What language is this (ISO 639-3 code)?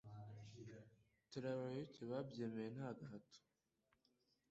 kin